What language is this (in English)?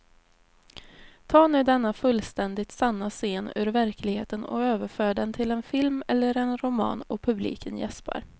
Swedish